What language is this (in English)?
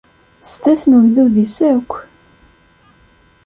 Kabyle